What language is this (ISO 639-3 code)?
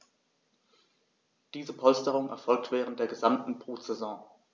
deu